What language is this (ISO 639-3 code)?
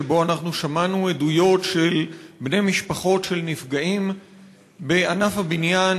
heb